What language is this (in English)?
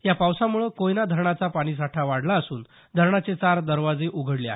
Marathi